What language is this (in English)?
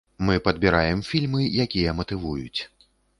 Belarusian